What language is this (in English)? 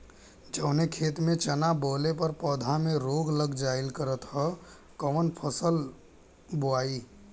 Bhojpuri